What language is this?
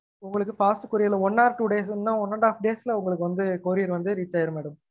Tamil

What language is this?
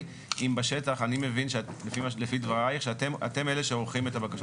Hebrew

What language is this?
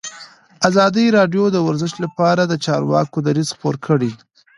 Pashto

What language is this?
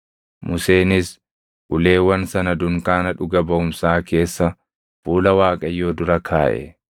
Oromo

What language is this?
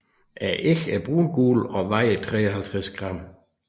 Danish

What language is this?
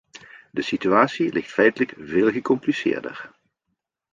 Dutch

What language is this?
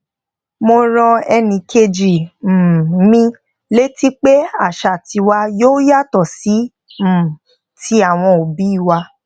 Yoruba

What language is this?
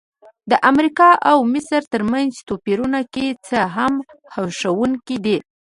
Pashto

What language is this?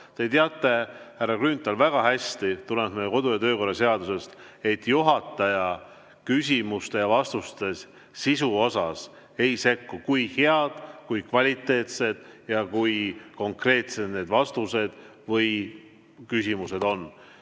Estonian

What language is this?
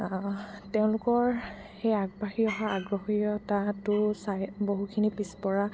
Assamese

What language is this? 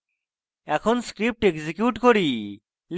Bangla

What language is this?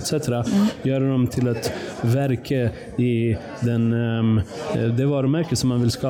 Swedish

